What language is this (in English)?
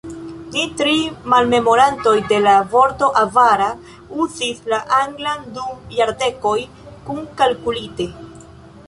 Esperanto